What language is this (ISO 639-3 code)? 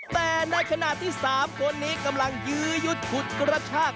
tha